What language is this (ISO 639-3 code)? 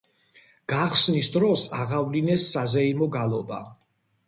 kat